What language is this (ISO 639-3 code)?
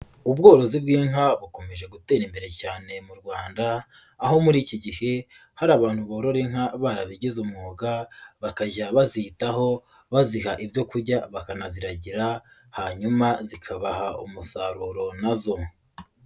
kin